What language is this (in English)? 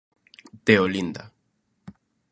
Galician